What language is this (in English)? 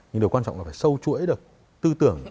Vietnamese